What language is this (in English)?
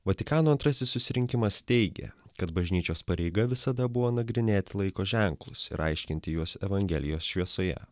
Lithuanian